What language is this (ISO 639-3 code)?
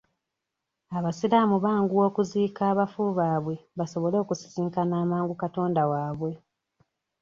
lug